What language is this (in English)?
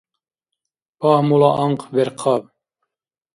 Dargwa